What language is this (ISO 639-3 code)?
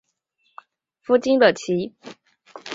zho